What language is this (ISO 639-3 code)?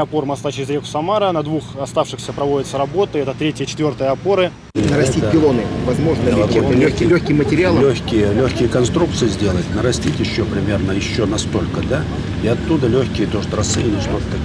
rus